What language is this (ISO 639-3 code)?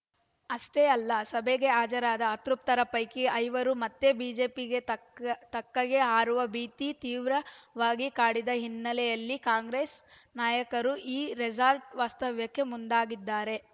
kan